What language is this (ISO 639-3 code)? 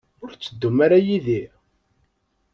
kab